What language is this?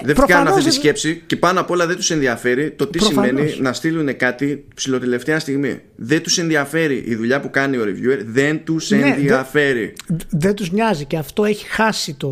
Greek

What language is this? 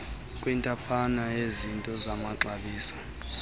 Xhosa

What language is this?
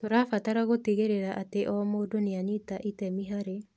Kikuyu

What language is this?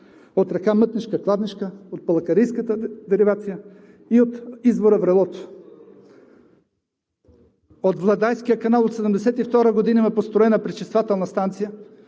Bulgarian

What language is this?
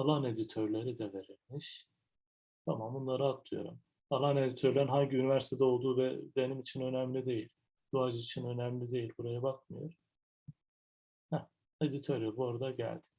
Turkish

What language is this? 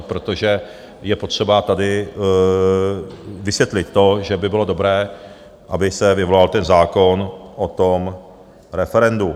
Czech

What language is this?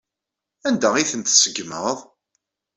Kabyle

